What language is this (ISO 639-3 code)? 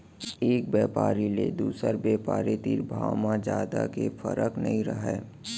hne